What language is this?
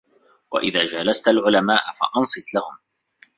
Arabic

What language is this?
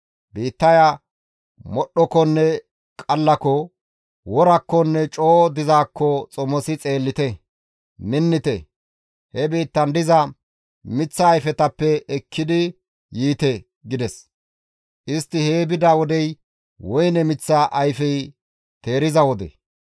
Gamo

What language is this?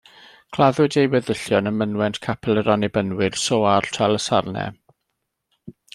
Welsh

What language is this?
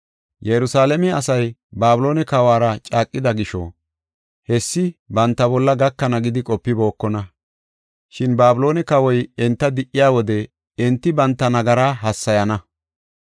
Gofa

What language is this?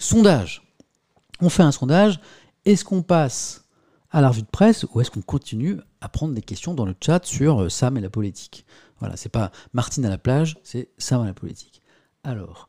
French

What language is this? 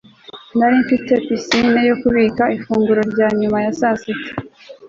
Kinyarwanda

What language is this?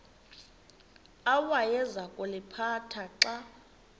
Xhosa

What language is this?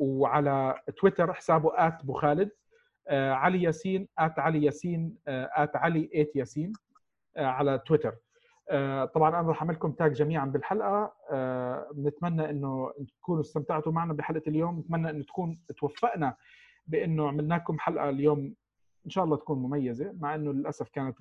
Arabic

